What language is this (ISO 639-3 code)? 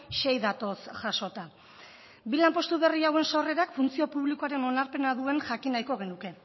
eus